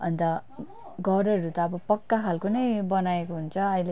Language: Nepali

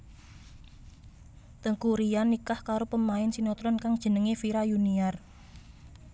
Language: Javanese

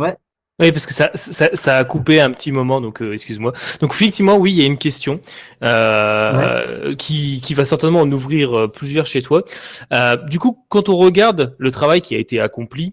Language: French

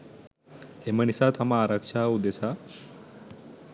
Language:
Sinhala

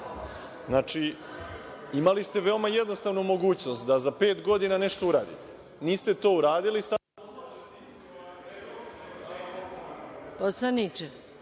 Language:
Serbian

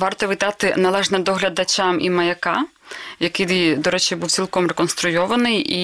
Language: Ukrainian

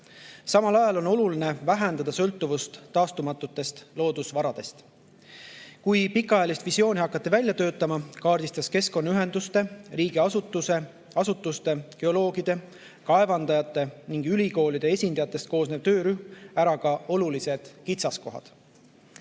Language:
Estonian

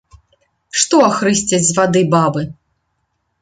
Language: Belarusian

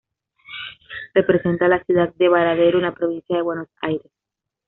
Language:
Spanish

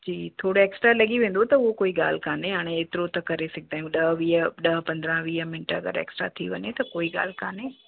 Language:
Sindhi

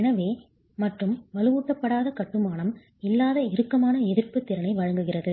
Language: Tamil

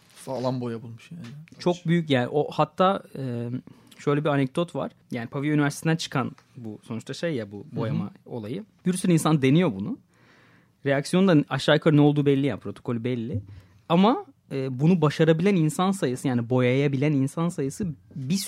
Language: Turkish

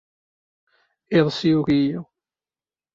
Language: Kabyle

